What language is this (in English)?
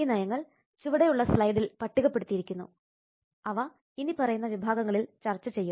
Malayalam